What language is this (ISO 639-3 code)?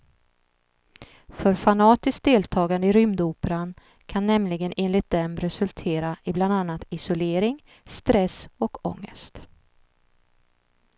swe